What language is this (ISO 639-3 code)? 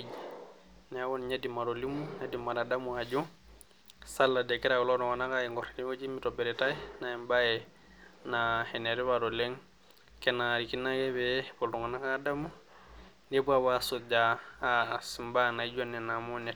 mas